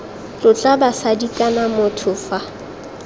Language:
Tswana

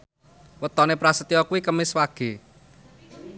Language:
Javanese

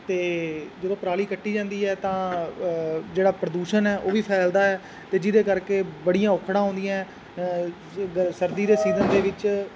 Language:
Punjabi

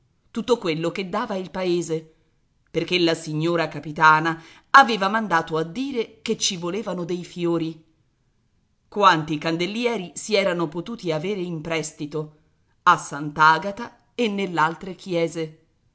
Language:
Italian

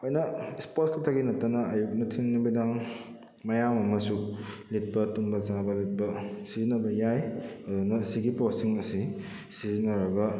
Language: Manipuri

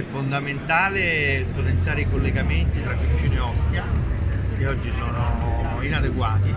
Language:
Italian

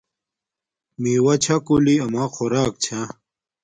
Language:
Domaaki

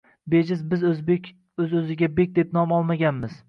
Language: Uzbek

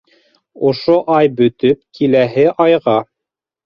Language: Bashkir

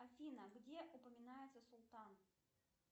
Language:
Russian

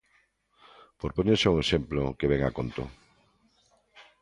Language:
Galician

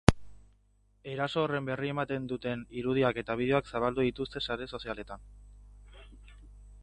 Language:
Basque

